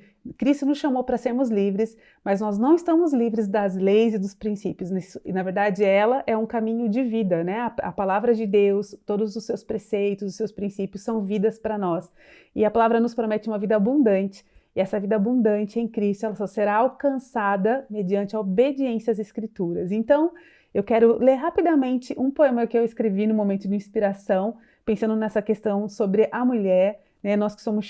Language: Portuguese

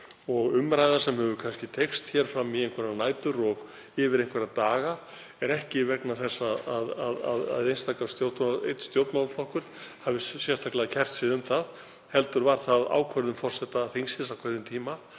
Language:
Icelandic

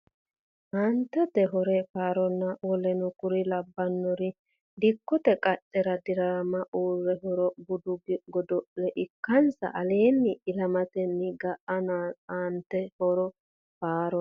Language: Sidamo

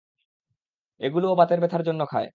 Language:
Bangla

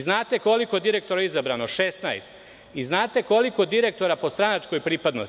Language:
Serbian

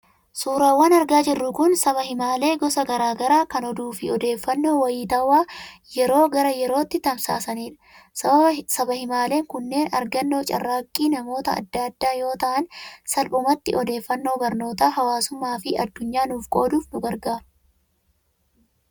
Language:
Oromo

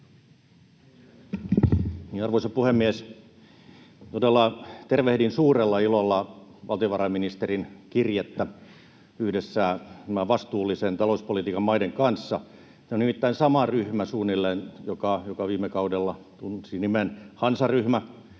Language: Finnish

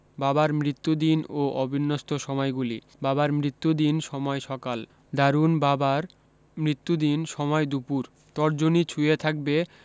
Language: Bangla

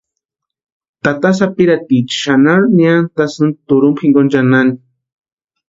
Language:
Western Highland Purepecha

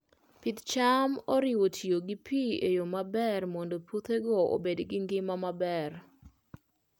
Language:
Luo (Kenya and Tanzania)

